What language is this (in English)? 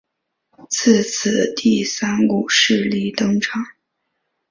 Chinese